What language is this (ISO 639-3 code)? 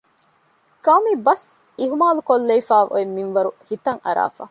div